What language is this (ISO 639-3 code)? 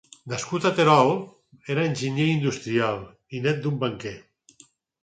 cat